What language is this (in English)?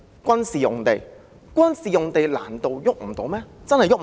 Cantonese